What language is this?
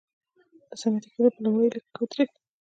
Pashto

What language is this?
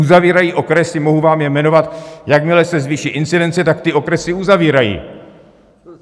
Czech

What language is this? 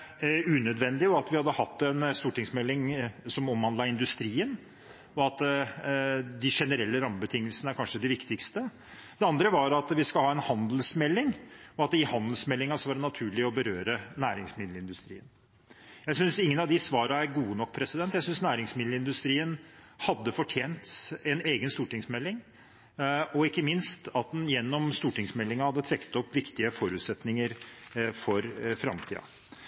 Norwegian Bokmål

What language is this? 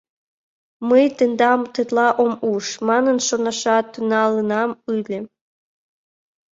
Mari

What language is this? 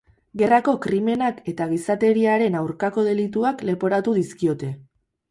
Basque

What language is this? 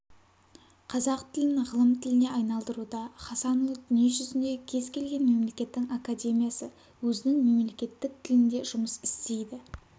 Kazakh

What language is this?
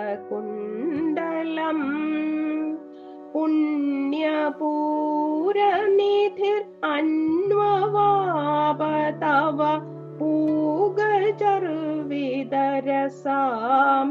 Malayalam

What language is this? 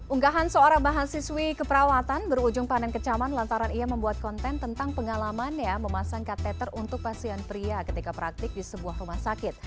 Indonesian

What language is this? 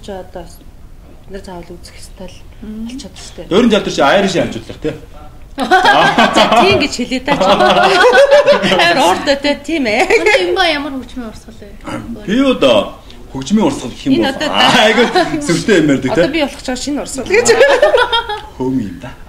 Bulgarian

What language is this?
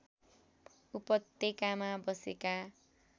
Nepali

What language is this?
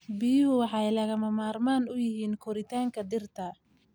Somali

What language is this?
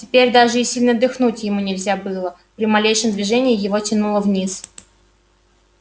Russian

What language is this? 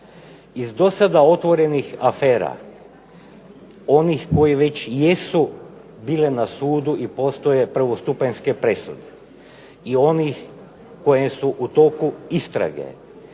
Croatian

